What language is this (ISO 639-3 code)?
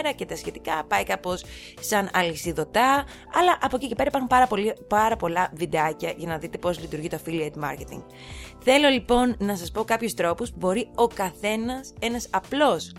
ell